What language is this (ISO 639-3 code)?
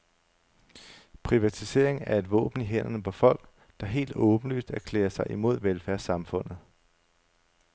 dan